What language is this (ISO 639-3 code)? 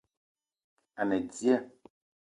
eto